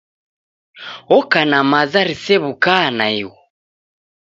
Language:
Taita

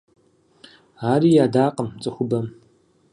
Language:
Kabardian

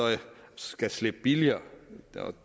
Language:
Danish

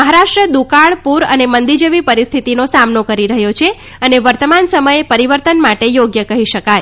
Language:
Gujarati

